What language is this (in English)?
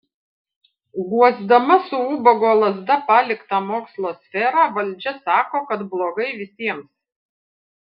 Lithuanian